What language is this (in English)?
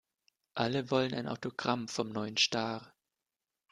German